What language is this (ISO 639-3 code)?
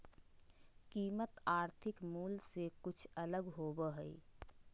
mag